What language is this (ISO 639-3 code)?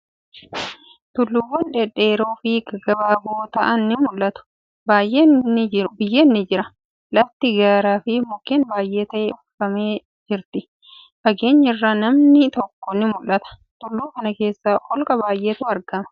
orm